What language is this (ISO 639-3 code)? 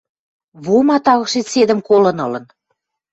mrj